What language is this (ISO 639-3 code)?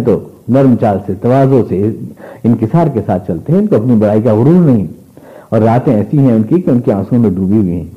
urd